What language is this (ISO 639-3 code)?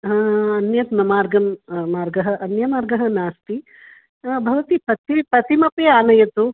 san